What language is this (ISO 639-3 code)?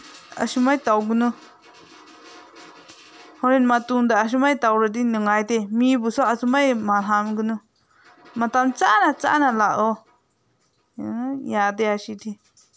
mni